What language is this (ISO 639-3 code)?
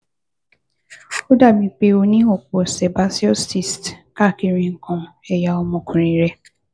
yor